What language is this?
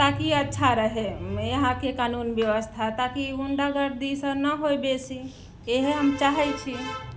Maithili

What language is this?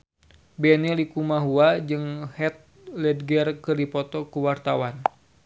Sundanese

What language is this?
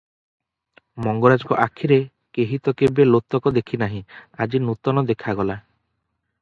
Odia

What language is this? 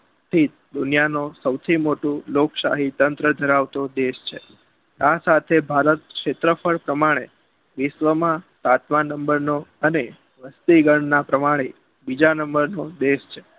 Gujarati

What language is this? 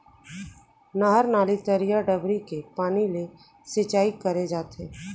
Chhattisgarhi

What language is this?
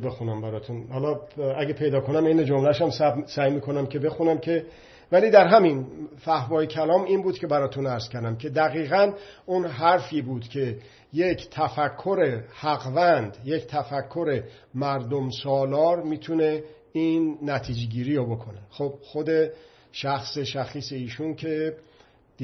Persian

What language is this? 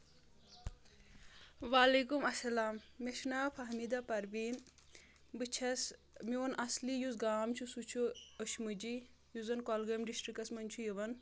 Kashmiri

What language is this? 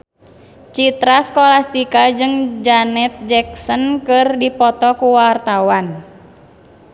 Sundanese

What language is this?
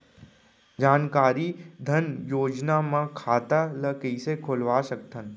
Chhattisgarhi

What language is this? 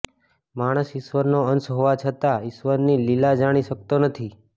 Gujarati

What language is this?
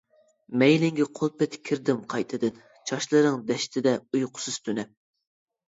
Uyghur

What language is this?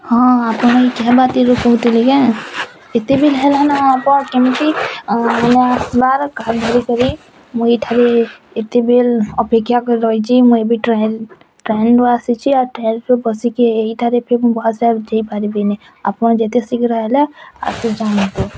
Odia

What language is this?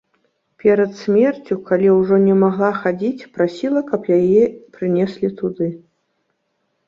Belarusian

